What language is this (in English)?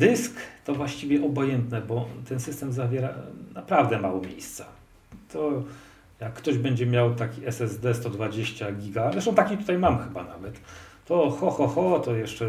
Polish